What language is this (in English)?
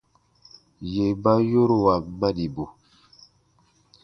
Baatonum